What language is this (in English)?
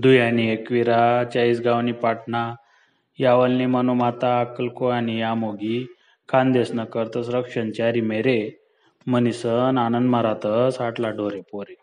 Marathi